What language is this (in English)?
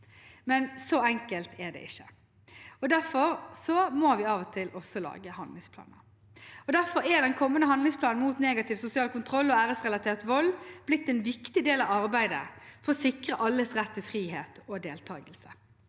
Norwegian